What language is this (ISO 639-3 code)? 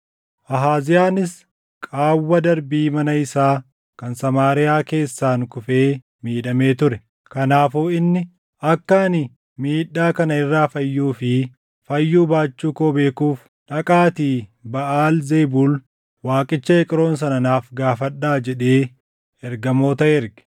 orm